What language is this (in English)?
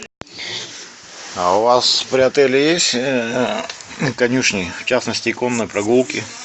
Russian